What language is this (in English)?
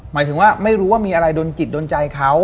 Thai